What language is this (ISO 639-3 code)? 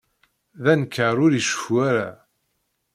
kab